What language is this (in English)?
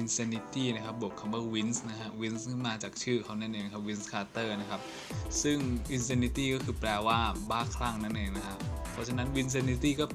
Thai